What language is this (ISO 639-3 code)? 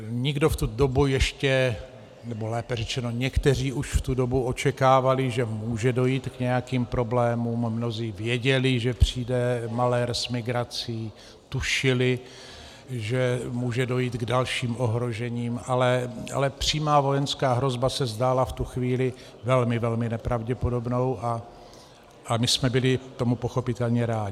ces